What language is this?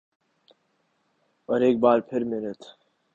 Urdu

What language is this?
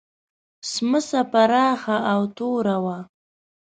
Pashto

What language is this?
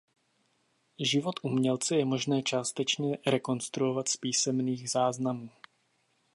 Czech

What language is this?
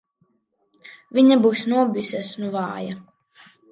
Latvian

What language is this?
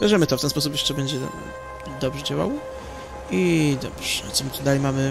Polish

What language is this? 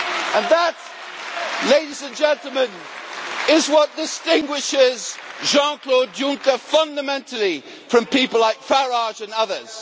English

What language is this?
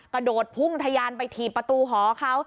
Thai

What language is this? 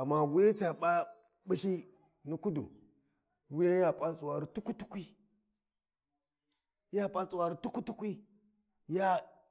Warji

